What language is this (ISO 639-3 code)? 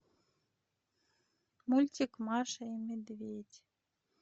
rus